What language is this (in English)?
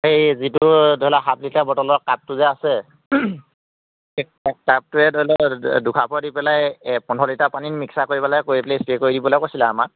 Assamese